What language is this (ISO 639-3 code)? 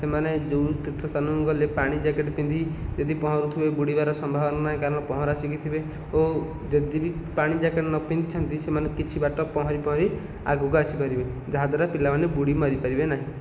ori